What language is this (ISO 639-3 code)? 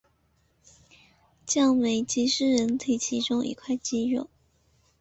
zho